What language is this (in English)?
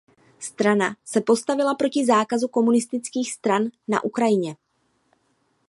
Czech